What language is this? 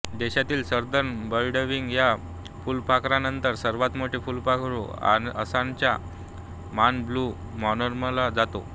Marathi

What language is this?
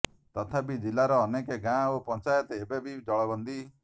Odia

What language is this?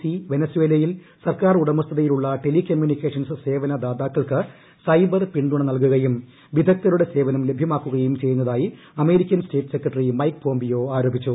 Malayalam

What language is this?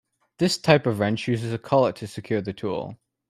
English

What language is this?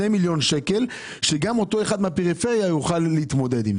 Hebrew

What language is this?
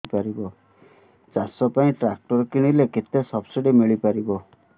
Odia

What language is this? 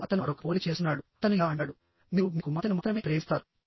Telugu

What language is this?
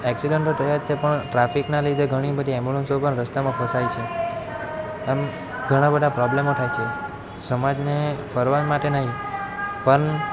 Gujarati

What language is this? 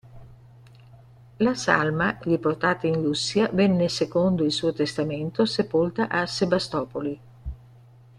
Italian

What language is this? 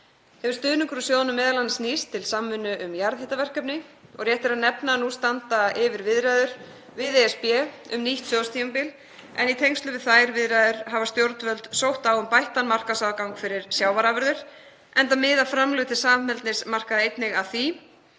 Icelandic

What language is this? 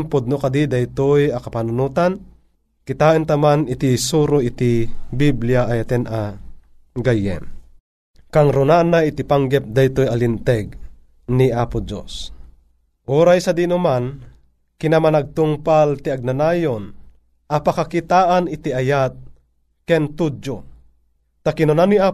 Filipino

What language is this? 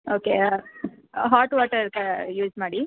Kannada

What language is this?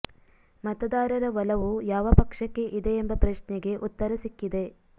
Kannada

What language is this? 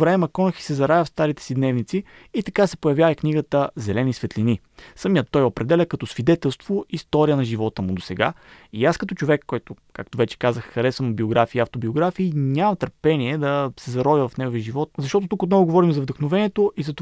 Bulgarian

